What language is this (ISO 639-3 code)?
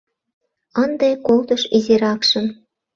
chm